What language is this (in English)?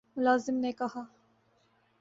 Urdu